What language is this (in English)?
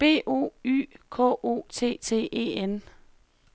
Danish